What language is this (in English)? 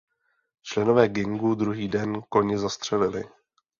Czech